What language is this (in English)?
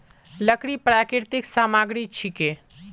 Magahi